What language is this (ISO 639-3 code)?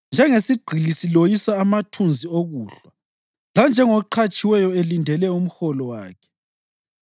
nde